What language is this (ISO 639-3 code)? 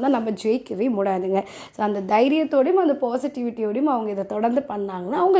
tam